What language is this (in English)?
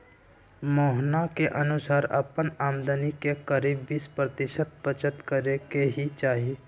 Magahi